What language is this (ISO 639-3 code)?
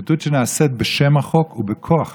heb